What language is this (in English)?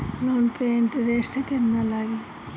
Bhojpuri